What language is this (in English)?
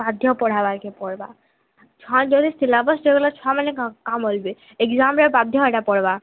Odia